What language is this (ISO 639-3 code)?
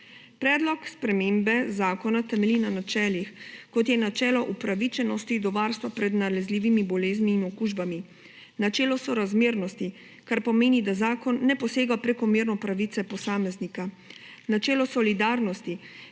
slv